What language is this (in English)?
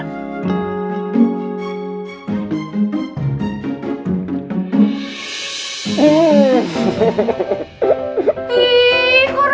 Indonesian